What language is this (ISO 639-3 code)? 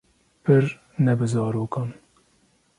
kur